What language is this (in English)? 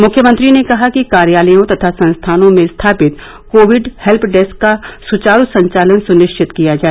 Hindi